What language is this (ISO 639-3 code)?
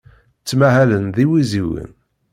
kab